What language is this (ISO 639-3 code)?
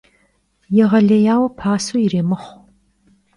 kbd